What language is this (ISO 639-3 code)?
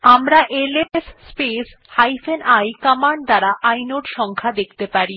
ben